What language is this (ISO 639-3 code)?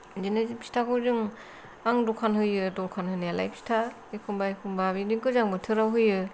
brx